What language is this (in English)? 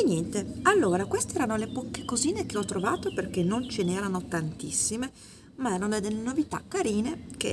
Italian